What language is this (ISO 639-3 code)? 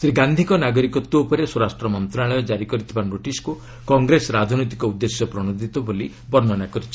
ori